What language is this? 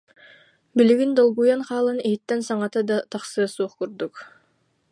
Yakut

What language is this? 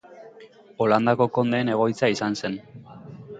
Basque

